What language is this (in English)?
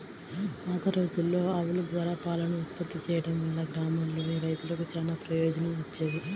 Telugu